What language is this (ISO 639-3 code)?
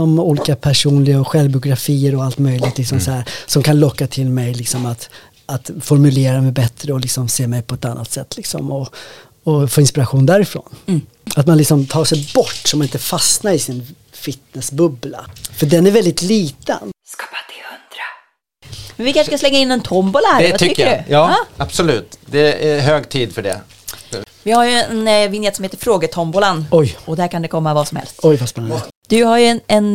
swe